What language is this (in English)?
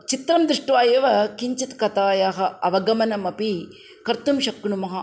Sanskrit